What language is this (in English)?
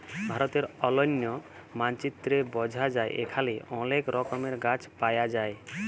Bangla